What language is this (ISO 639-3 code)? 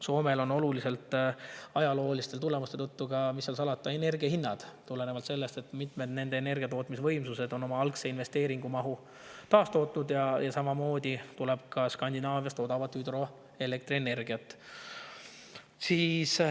est